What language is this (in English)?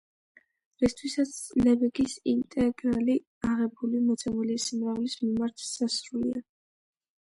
Georgian